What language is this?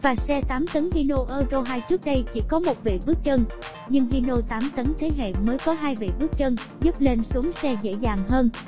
Vietnamese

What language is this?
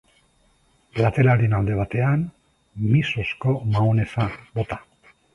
Basque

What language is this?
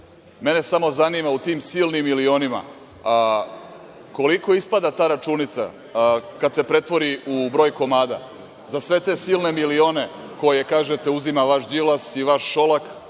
Serbian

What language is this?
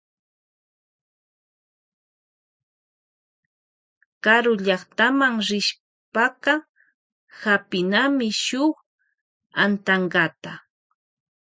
Loja Highland Quichua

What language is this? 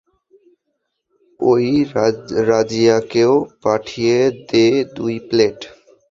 Bangla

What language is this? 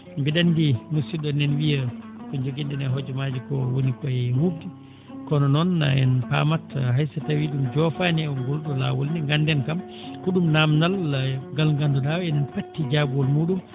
Fula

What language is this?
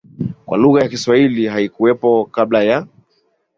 Swahili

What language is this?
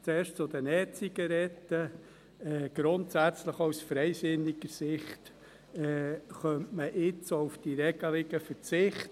Swiss German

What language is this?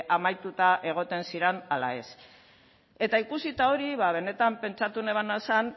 Basque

